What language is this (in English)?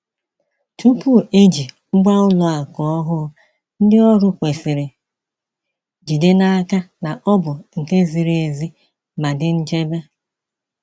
Igbo